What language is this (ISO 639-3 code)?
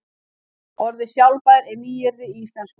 isl